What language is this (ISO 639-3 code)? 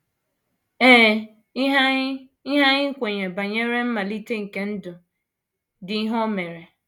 ibo